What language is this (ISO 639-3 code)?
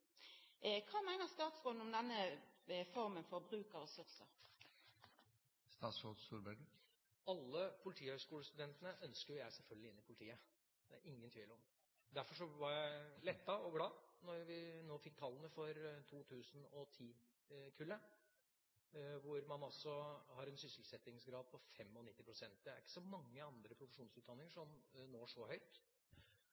nor